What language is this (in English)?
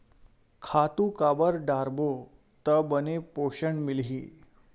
Chhattisgarhi